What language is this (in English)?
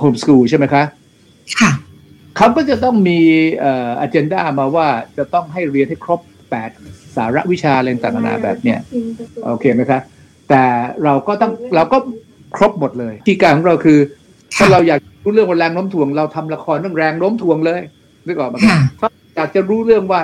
Thai